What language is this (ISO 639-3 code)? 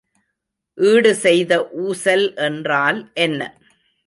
tam